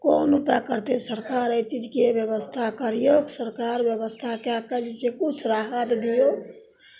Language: Maithili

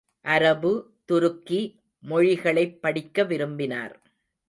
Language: Tamil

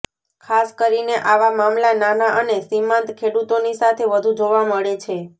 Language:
Gujarati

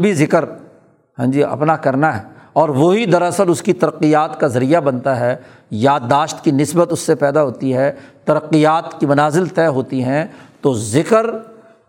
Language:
Urdu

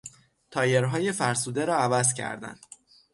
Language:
Persian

